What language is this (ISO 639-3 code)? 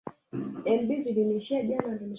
swa